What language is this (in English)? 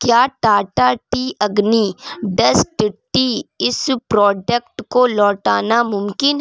Urdu